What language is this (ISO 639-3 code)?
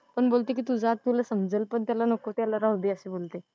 mar